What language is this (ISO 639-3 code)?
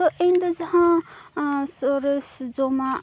sat